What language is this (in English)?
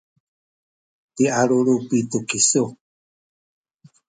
Sakizaya